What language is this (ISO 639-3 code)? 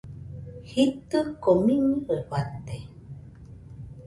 hux